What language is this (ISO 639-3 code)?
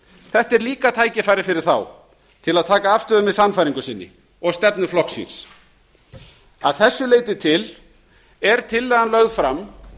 isl